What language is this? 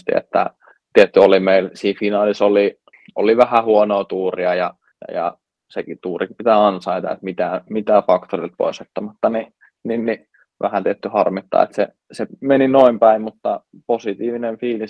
Finnish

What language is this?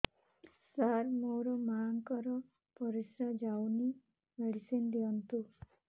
Odia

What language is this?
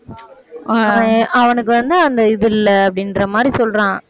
Tamil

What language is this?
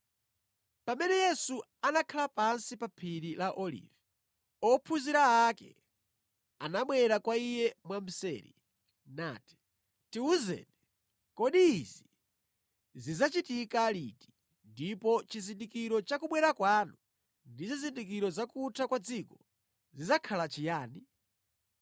Nyanja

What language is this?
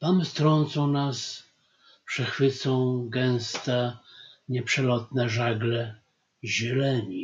Polish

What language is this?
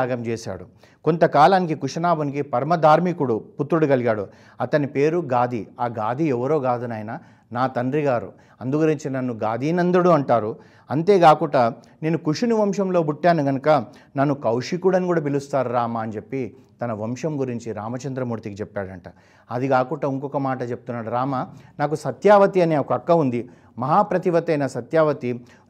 Telugu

